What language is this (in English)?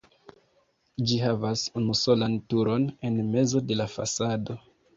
Esperanto